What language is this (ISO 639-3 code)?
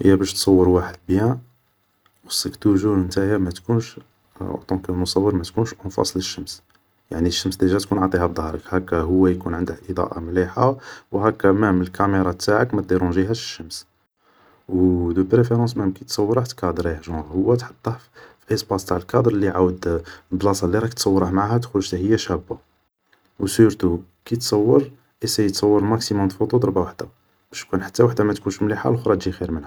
arq